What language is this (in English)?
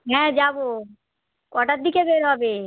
Bangla